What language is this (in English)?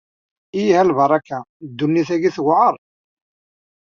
Kabyle